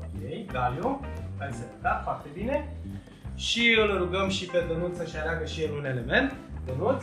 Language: Romanian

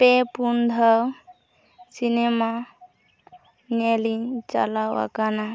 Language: Santali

